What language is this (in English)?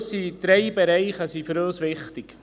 Swiss German